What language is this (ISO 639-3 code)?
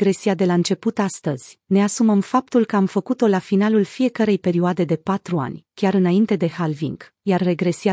ron